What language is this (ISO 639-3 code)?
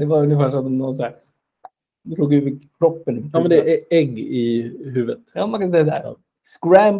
swe